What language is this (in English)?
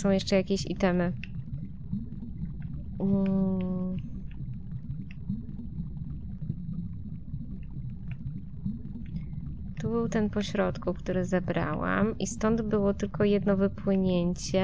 Polish